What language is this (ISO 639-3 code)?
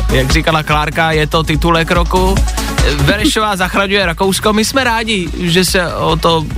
ces